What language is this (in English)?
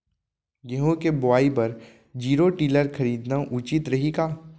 Chhattisgarhi